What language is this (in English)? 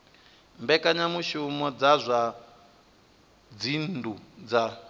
Venda